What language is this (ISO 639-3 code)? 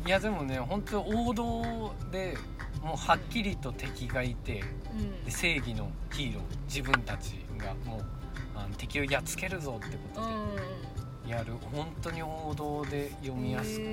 jpn